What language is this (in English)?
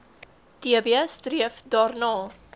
Afrikaans